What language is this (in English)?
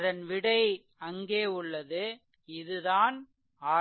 Tamil